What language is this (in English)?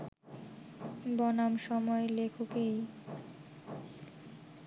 Bangla